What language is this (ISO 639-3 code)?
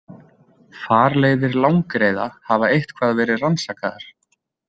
isl